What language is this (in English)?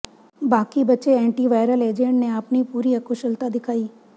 Punjabi